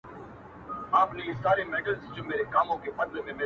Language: Pashto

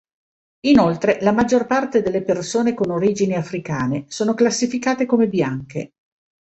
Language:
Italian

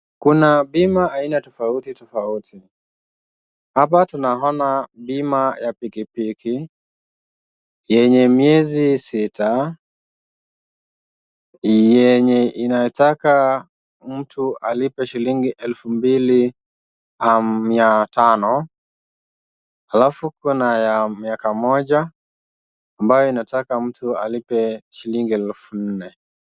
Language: Swahili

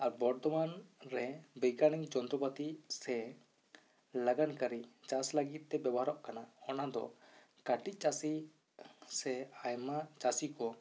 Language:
Santali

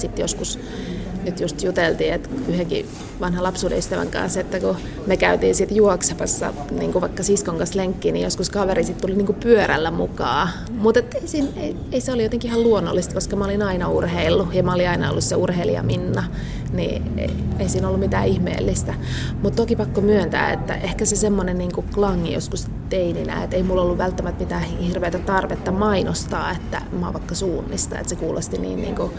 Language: Finnish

